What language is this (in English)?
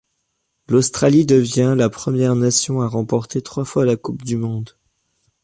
French